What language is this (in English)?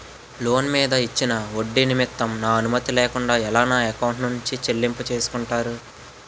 Telugu